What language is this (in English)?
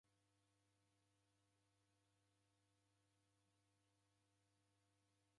Taita